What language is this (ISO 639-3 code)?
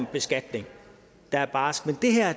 dan